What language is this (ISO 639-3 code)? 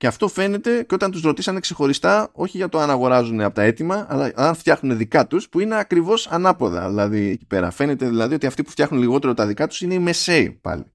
ell